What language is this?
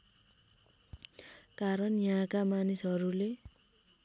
Nepali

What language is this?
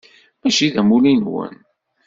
Kabyle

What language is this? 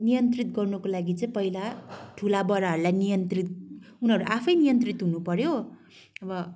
Nepali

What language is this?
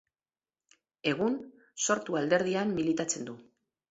Basque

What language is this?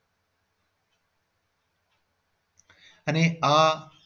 Gujarati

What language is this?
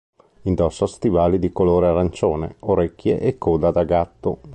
Italian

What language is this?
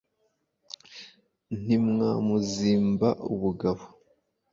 Kinyarwanda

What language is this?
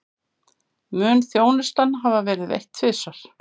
Icelandic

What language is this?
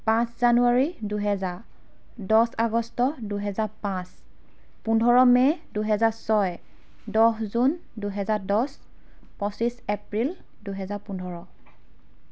Assamese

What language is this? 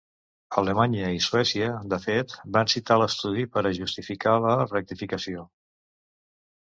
Catalan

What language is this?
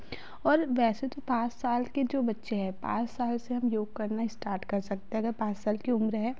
Hindi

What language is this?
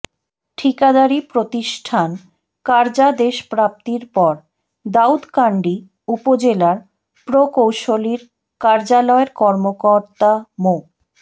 Bangla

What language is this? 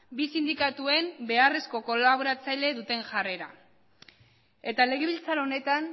Basque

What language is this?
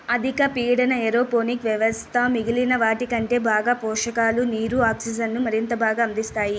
Telugu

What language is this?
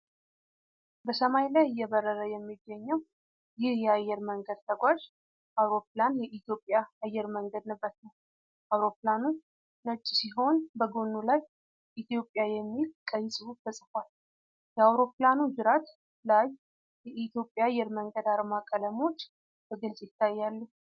Amharic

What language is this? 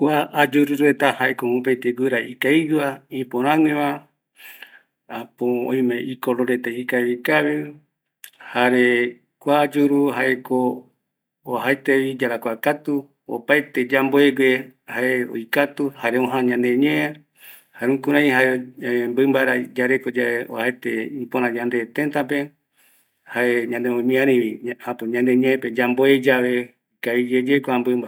Eastern Bolivian Guaraní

